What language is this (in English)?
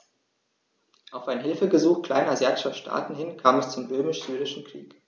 German